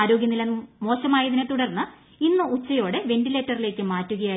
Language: Malayalam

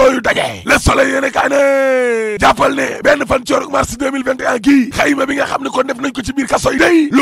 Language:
French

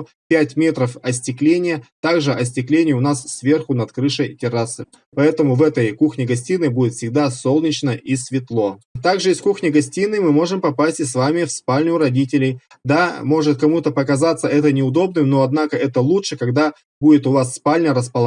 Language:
Russian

